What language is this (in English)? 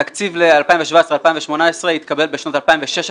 Hebrew